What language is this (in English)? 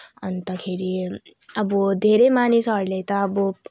Nepali